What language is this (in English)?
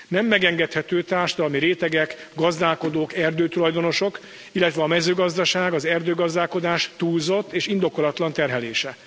Hungarian